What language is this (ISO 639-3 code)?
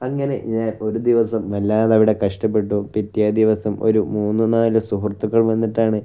mal